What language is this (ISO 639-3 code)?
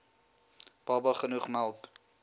afr